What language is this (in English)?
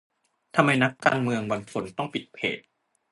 Thai